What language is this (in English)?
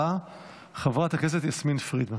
Hebrew